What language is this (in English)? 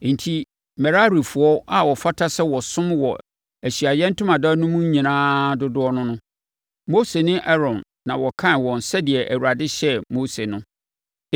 Akan